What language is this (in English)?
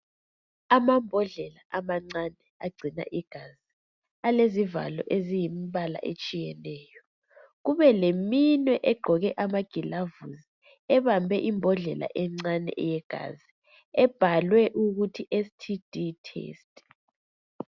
North Ndebele